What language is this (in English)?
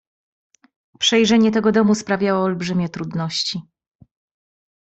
Polish